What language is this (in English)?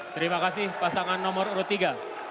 Indonesian